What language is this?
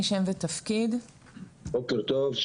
Hebrew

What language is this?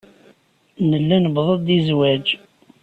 Kabyle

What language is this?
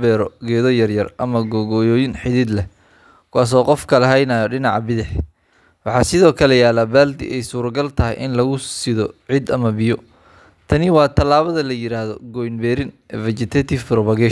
Somali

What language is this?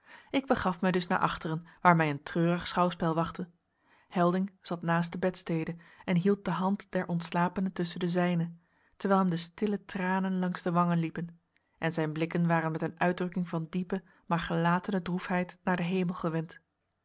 Dutch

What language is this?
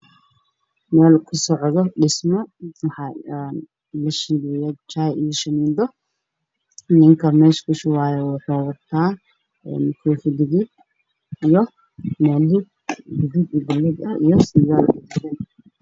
Somali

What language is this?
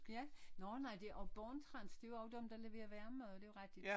Danish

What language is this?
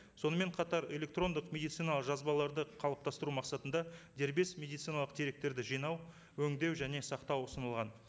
Kazakh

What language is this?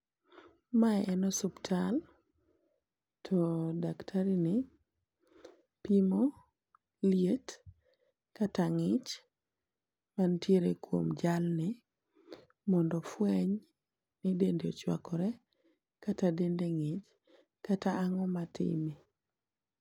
Luo (Kenya and Tanzania)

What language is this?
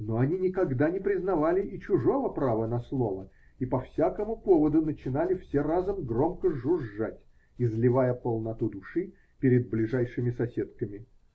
Russian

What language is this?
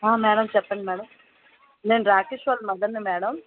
Telugu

